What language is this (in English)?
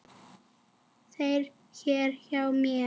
Icelandic